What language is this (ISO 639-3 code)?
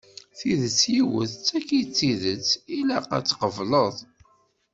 kab